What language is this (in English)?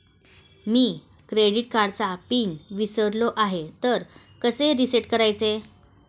Marathi